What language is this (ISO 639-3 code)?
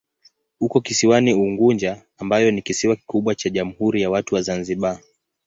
swa